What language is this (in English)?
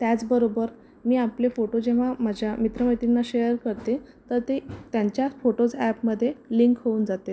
Marathi